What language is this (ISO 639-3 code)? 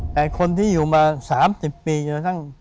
tha